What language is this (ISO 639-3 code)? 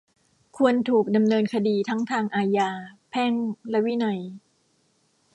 tha